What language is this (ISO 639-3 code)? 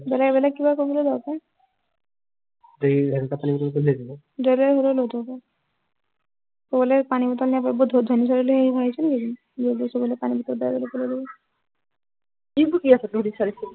asm